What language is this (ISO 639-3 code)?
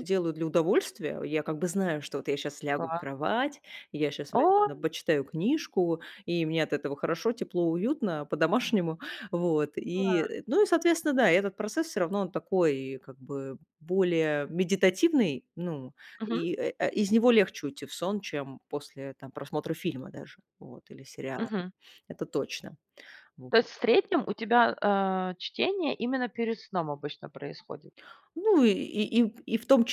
rus